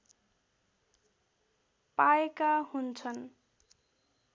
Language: Nepali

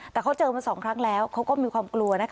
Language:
Thai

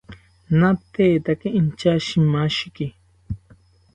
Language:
South Ucayali Ashéninka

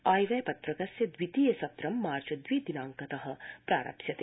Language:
Sanskrit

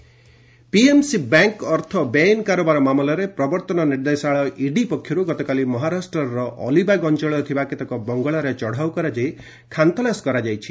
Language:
Odia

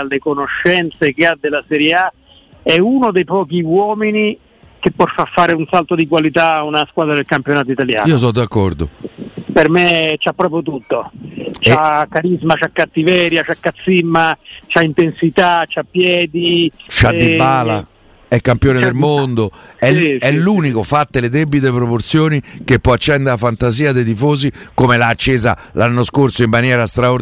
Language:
Italian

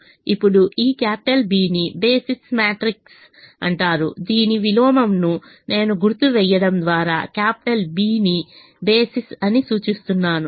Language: Telugu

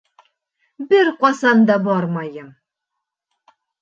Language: Bashkir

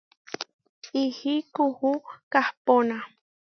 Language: Huarijio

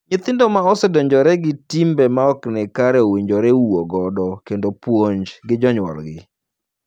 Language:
Luo (Kenya and Tanzania)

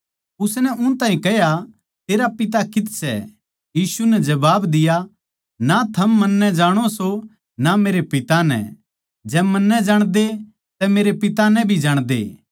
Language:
Haryanvi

